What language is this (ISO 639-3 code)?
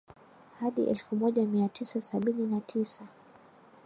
swa